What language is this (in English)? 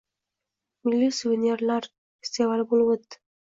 Uzbek